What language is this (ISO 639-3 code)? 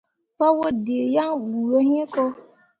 mua